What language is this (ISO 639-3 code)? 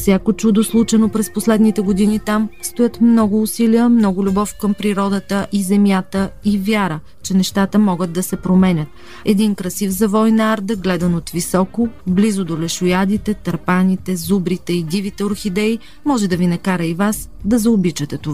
bul